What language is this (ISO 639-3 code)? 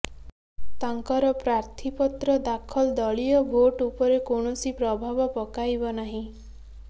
ori